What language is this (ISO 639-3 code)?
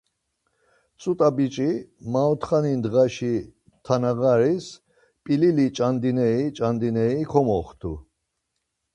lzz